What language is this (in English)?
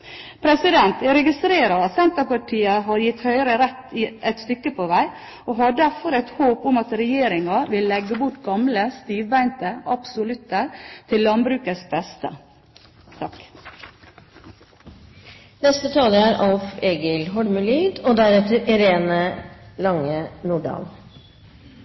Norwegian